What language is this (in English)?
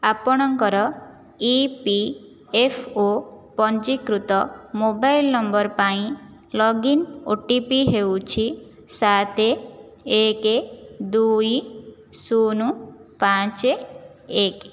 Odia